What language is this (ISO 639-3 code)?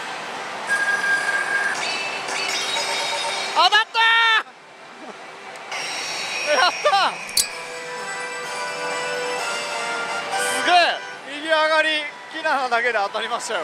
jpn